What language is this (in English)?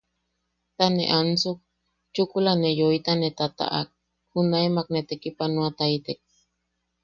Yaqui